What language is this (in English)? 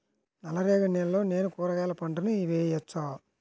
Telugu